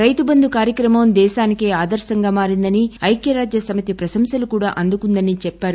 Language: Telugu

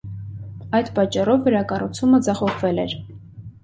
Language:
Armenian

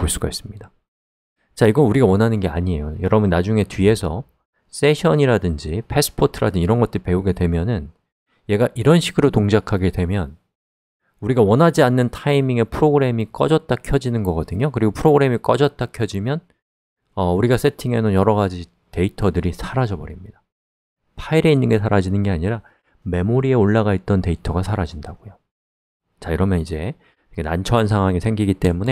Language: Korean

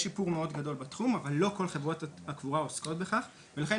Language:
Hebrew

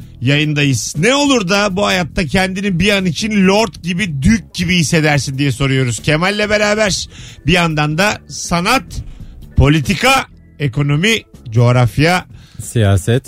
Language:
Turkish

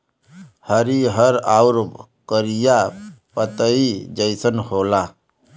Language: Bhojpuri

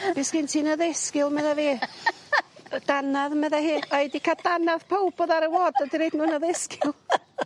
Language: Welsh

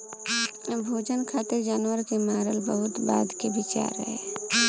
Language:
Bhojpuri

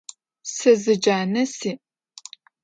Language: Adyghe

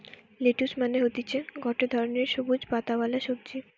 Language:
Bangla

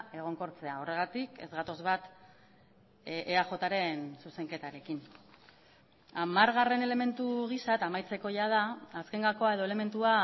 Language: Basque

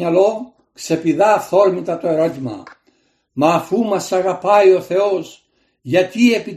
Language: Greek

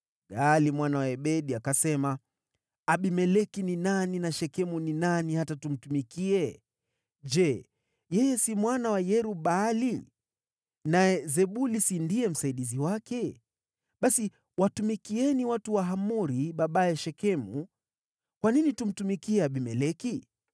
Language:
Swahili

